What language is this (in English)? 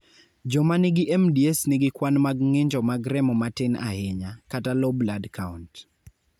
Luo (Kenya and Tanzania)